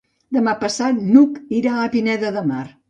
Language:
Catalan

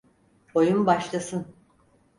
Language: Turkish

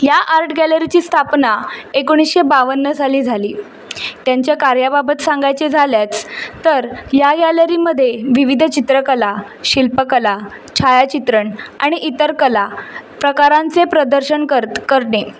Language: Marathi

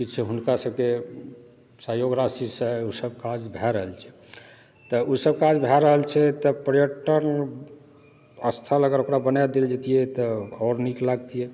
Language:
Maithili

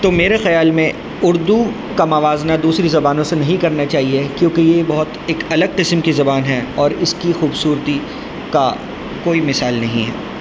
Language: Urdu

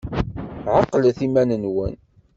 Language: Kabyle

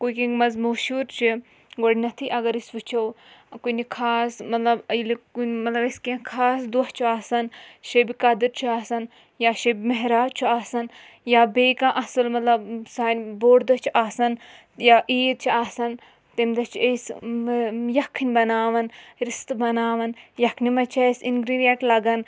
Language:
Kashmiri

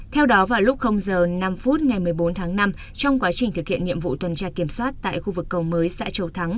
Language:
Vietnamese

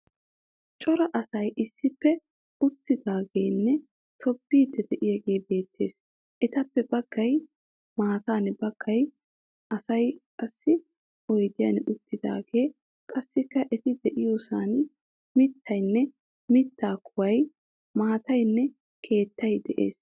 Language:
Wolaytta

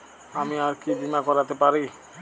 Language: Bangla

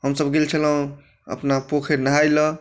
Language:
Maithili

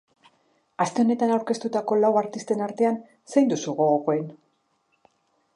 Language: Basque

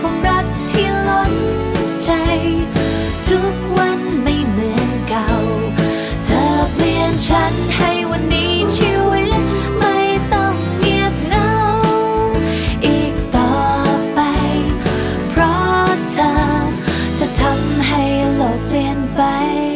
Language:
Thai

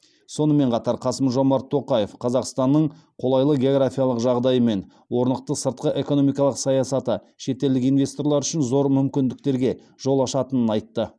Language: Kazakh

